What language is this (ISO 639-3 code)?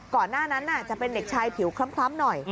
tha